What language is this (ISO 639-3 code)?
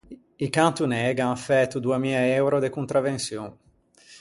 lij